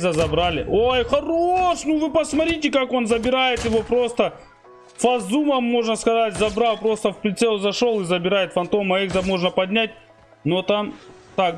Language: Russian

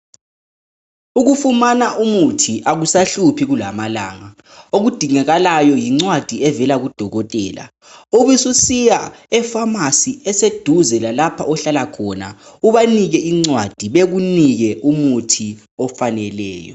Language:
North Ndebele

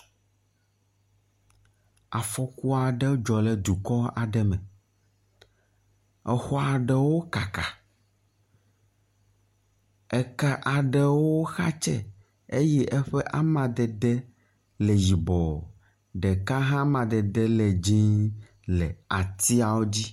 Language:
Ewe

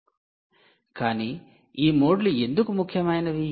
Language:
Telugu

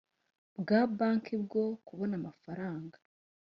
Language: Kinyarwanda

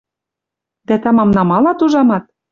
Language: Western Mari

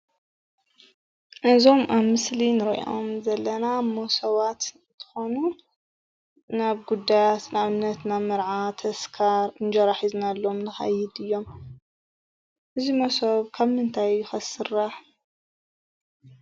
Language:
Tigrinya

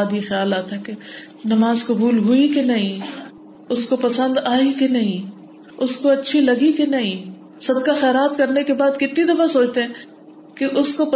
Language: Urdu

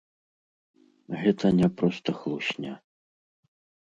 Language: Belarusian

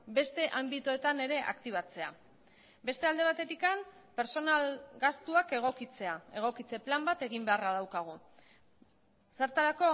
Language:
Basque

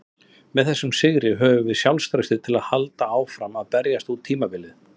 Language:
Icelandic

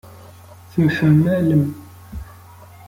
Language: Kabyle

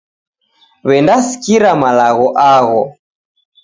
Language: Taita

